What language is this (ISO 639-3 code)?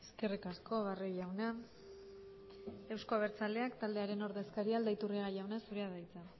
eus